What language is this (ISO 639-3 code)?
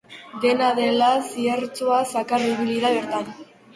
eus